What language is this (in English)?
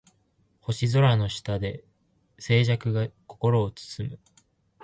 Japanese